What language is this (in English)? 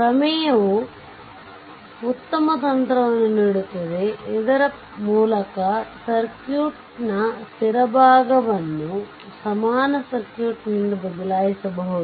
Kannada